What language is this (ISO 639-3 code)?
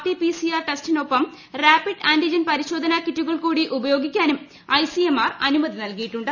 mal